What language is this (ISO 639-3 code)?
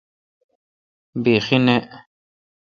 xka